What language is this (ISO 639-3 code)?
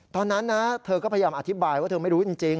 tha